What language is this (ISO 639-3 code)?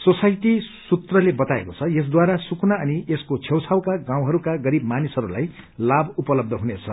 nep